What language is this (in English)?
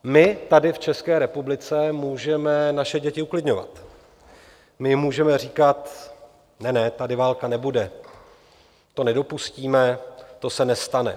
Czech